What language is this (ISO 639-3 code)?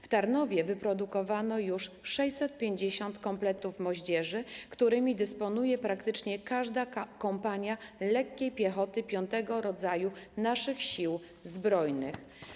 pol